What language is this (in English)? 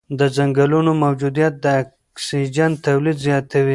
Pashto